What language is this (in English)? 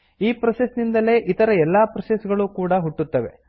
Kannada